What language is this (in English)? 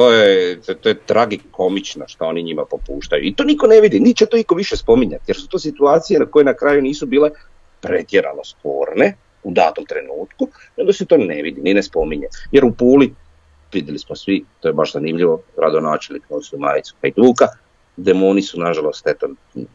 Croatian